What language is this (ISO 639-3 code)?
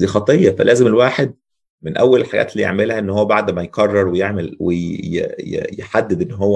ara